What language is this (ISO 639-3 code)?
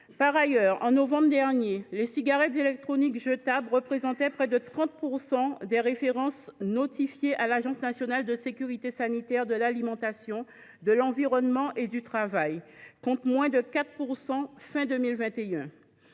fra